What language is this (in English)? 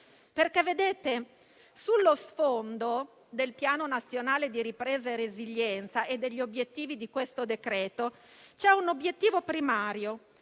Italian